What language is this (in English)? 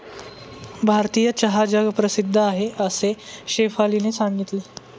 Marathi